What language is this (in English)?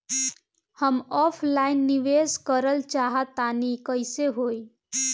Bhojpuri